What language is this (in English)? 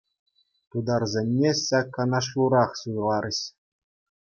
Chuvash